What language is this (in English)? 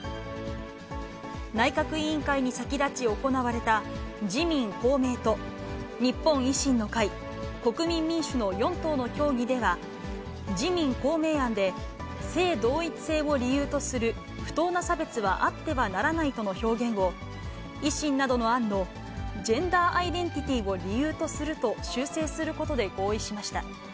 Japanese